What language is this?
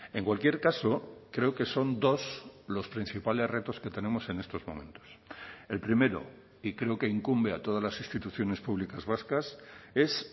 Spanish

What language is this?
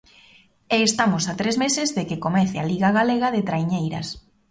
Galician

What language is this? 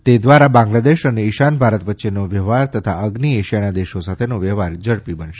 Gujarati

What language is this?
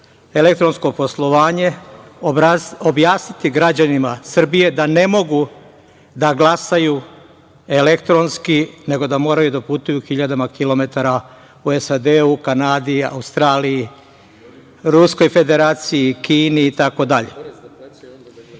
Serbian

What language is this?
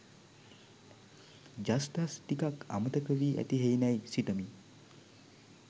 Sinhala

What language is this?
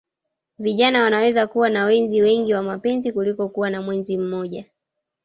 Swahili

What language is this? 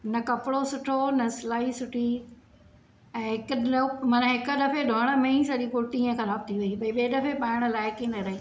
Sindhi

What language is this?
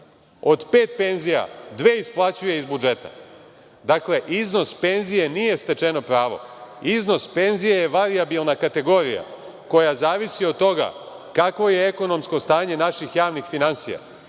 Serbian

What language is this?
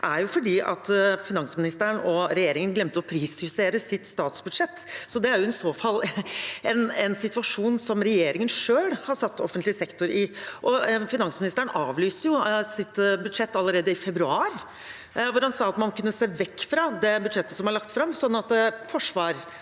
Norwegian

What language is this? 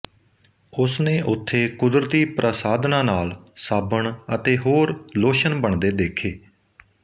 Punjabi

